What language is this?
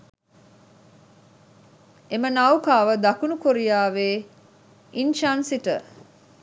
Sinhala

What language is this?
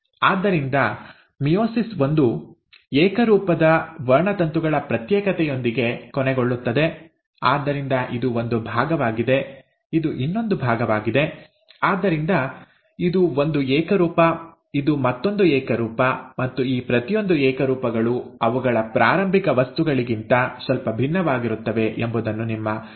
Kannada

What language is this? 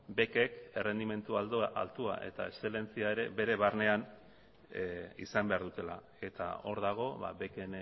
Basque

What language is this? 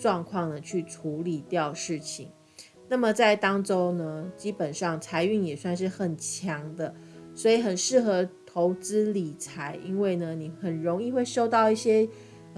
Chinese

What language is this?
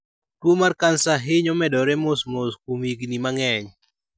Luo (Kenya and Tanzania)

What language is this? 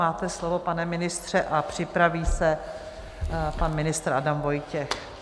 Czech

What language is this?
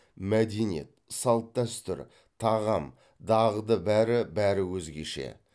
Kazakh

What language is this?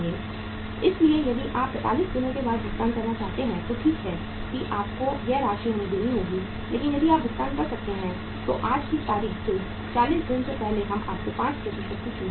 Hindi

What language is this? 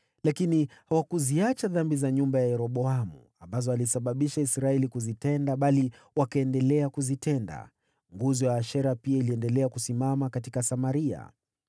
Swahili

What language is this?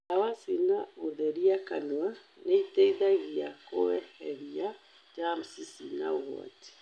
Kikuyu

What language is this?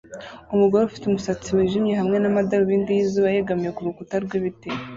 Kinyarwanda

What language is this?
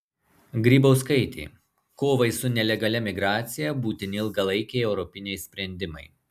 Lithuanian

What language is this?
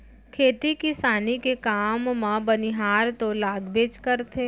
Chhattisgarhi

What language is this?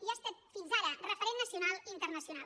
Catalan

